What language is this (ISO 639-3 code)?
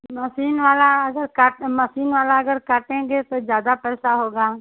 hin